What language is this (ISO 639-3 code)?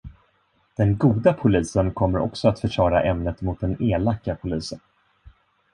swe